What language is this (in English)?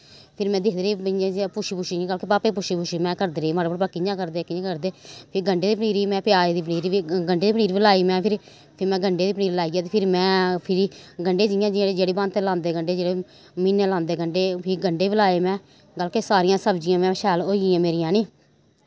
Dogri